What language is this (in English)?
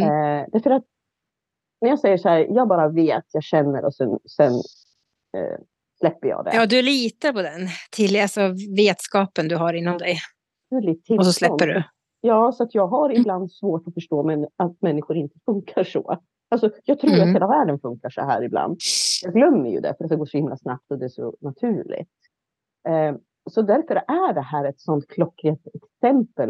Swedish